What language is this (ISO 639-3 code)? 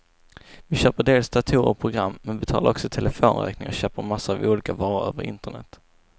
swe